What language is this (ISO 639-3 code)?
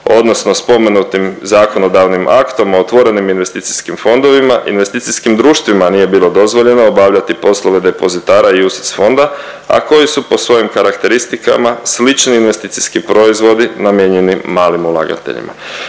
hrv